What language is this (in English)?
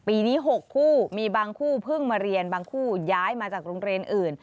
Thai